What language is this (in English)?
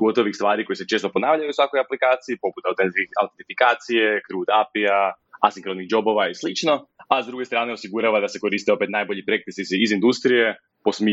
Croatian